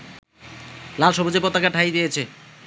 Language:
Bangla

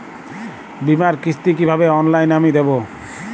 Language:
Bangla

